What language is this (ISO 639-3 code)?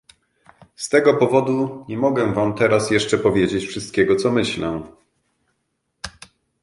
pol